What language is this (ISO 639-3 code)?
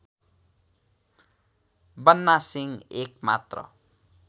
nep